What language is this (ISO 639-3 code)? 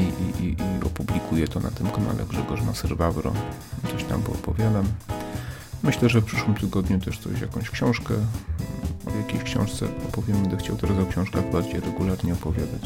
pol